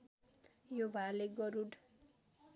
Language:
Nepali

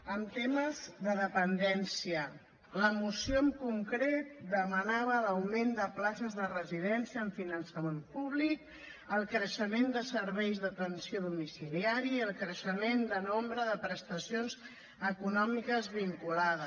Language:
Catalan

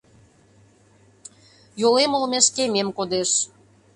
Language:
Mari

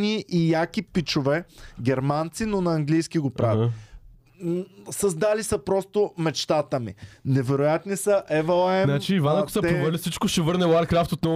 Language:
Bulgarian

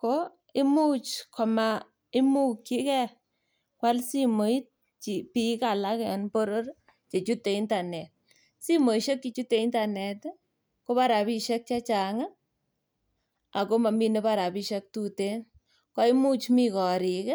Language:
Kalenjin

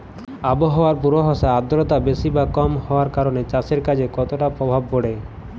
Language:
Bangla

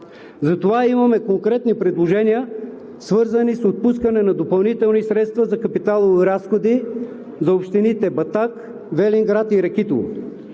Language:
Bulgarian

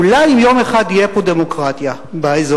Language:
Hebrew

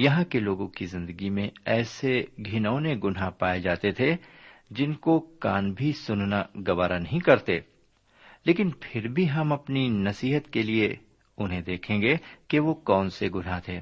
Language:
Urdu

